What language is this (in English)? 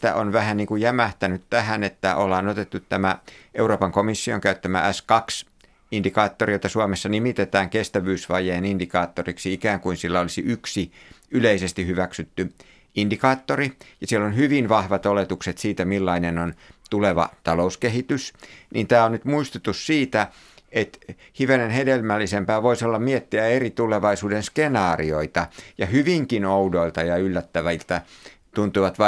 Finnish